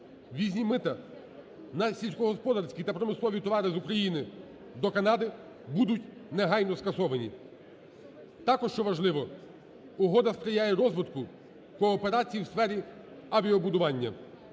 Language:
Ukrainian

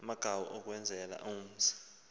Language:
Xhosa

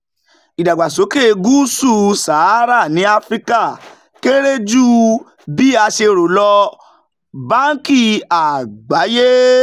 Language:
Yoruba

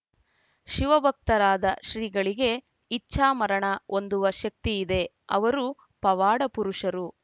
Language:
Kannada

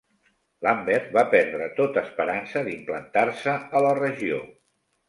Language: Catalan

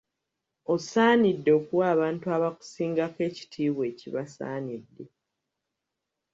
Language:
Ganda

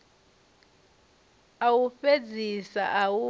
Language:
Venda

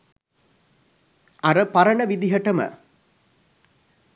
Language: Sinhala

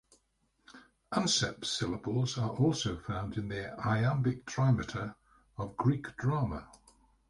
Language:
English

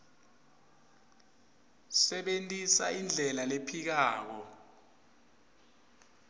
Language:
Swati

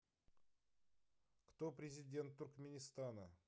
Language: Russian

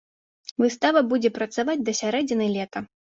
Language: Belarusian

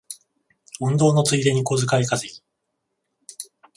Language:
Japanese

